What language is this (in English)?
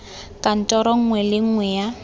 Tswana